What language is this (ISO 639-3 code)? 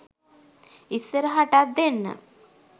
sin